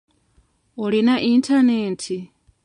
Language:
Ganda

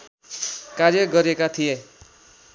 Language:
Nepali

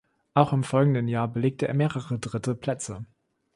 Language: German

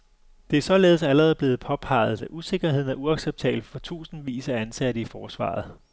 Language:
Danish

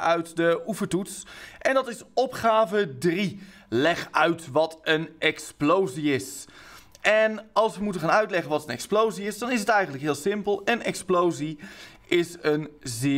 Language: Dutch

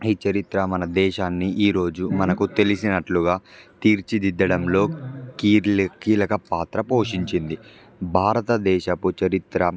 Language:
Telugu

